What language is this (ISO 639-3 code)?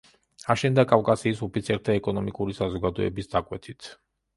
kat